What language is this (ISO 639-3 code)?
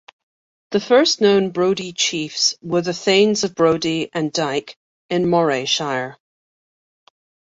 eng